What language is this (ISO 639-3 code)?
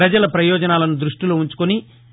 tel